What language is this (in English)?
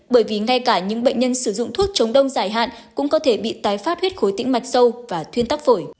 Vietnamese